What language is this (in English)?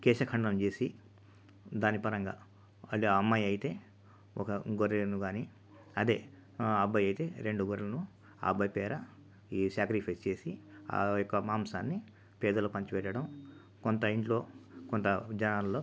Telugu